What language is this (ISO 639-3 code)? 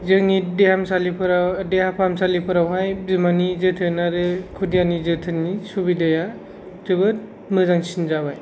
brx